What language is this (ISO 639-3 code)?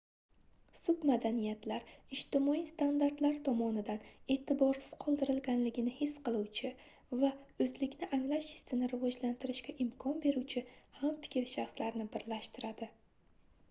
uzb